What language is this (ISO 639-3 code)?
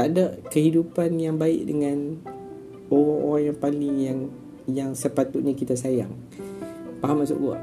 msa